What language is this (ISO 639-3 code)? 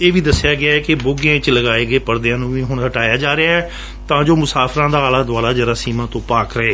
pan